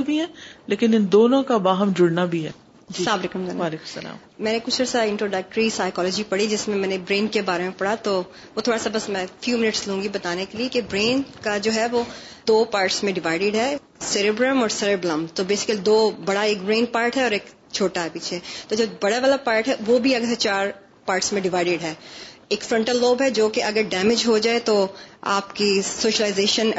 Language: Urdu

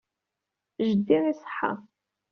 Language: Kabyle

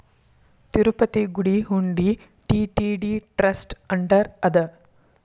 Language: Kannada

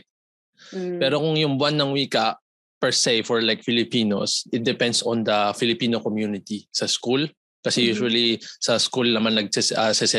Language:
Filipino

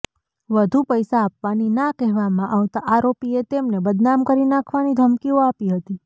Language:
Gujarati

